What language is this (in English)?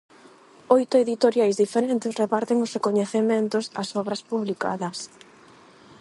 Galician